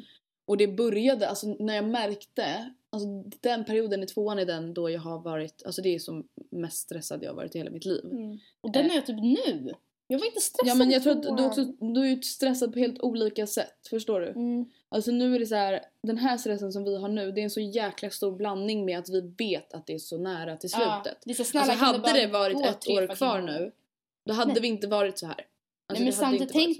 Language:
Swedish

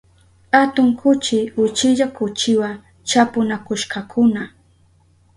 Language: Southern Pastaza Quechua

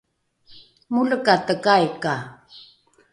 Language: Rukai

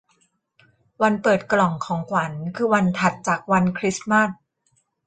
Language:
Thai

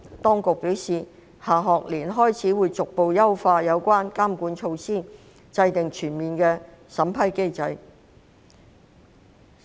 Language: Cantonese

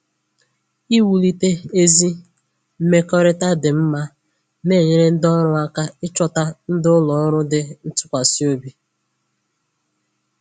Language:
Igbo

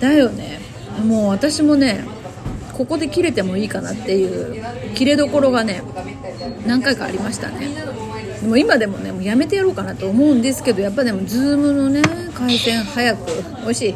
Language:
Japanese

